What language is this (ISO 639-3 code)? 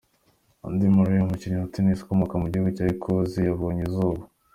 kin